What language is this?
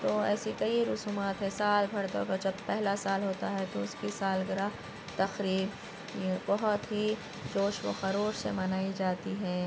Urdu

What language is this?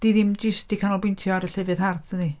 Welsh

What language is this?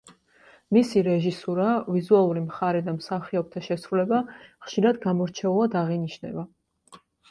Georgian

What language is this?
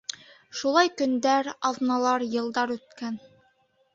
Bashkir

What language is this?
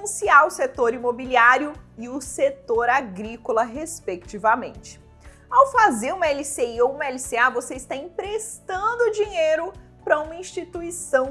Portuguese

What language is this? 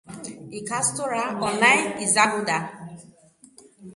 Basque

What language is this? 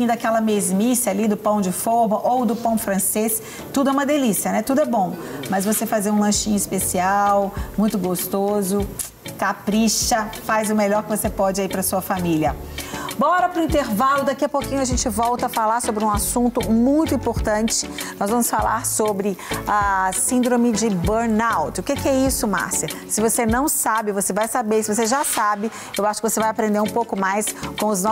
Portuguese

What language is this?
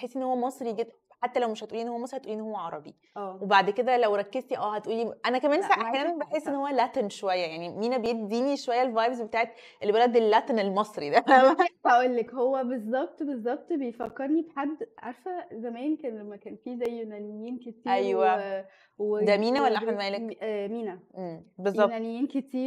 Arabic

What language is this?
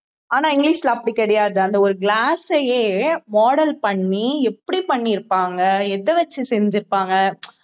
Tamil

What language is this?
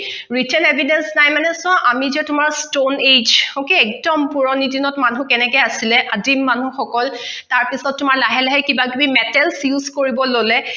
Assamese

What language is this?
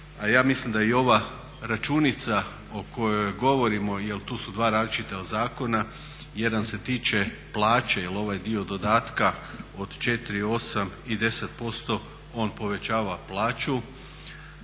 Croatian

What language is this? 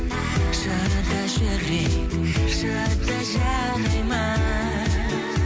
Kazakh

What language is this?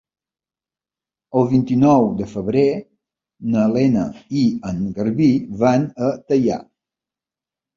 Catalan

